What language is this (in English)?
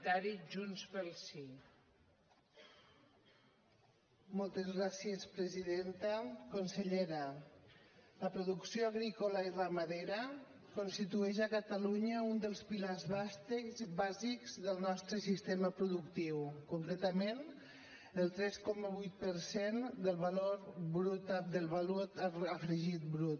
Catalan